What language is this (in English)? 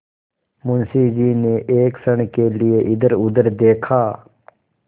Hindi